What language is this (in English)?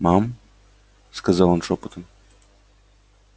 Russian